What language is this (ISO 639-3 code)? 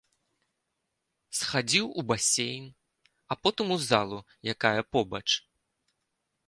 bel